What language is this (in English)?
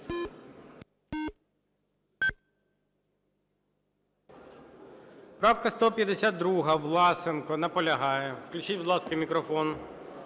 Ukrainian